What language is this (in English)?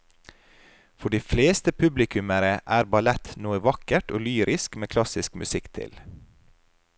Norwegian